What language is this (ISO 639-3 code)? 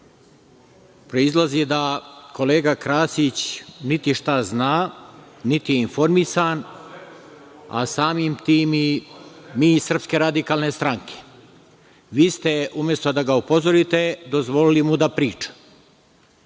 srp